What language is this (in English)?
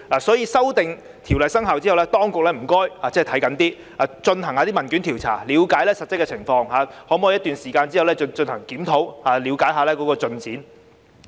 Cantonese